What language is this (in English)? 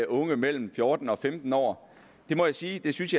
Danish